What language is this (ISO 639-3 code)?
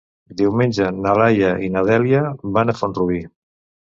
cat